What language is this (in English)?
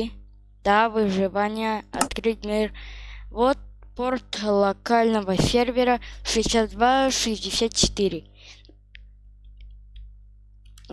Russian